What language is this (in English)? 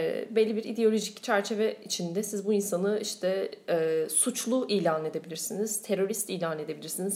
Turkish